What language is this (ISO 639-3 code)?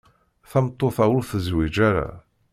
kab